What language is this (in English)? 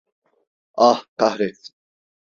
Turkish